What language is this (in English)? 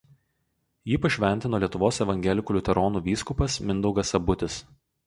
Lithuanian